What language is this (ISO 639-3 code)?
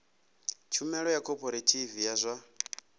ven